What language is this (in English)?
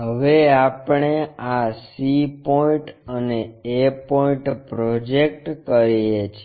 Gujarati